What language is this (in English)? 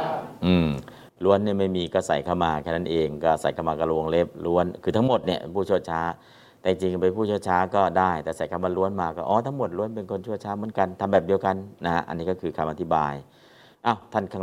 Thai